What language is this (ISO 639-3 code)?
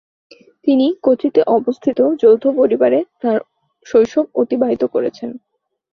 ben